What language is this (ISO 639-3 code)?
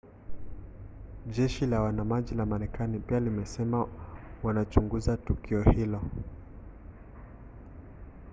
swa